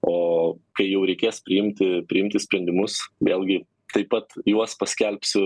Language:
Lithuanian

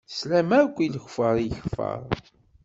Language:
Kabyle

